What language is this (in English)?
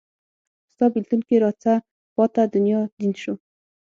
Pashto